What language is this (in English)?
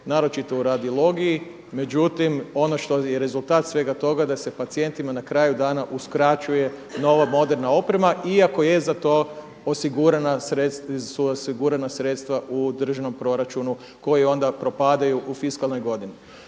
Croatian